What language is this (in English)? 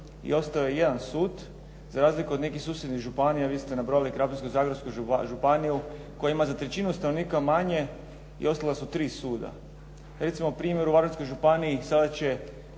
Croatian